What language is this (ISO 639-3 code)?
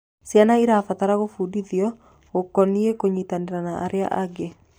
kik